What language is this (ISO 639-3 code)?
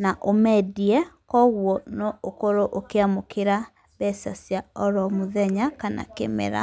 kik